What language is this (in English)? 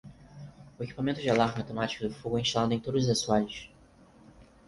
Portuguese